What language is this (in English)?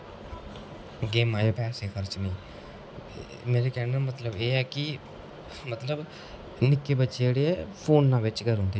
Dogri